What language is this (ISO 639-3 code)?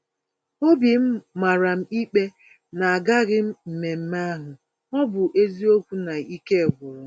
ibo